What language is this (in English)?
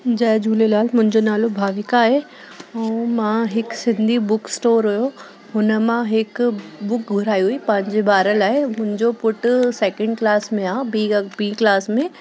Sindhi